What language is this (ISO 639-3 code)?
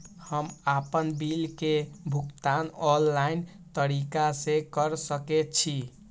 mai